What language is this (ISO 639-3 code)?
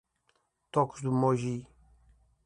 por